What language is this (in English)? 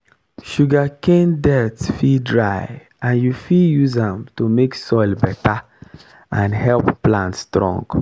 Nigerian Pidgin